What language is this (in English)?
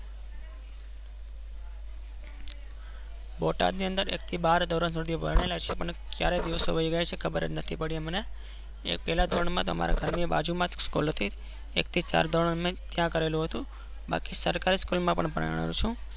Gujarati